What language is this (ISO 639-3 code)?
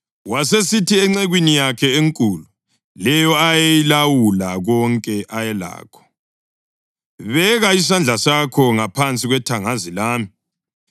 nde